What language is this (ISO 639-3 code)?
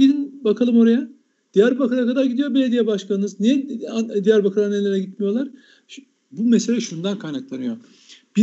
tur